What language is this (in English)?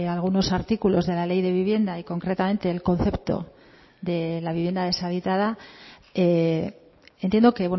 Spanish